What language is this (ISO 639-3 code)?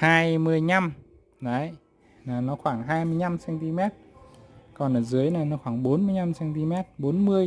vie